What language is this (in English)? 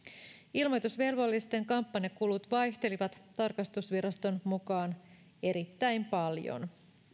Finnish